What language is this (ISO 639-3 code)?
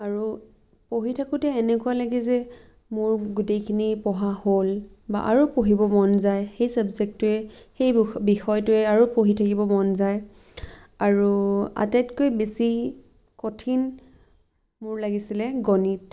asm